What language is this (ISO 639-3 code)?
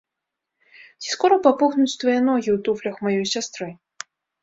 bel